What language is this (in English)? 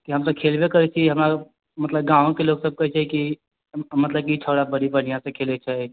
Maithili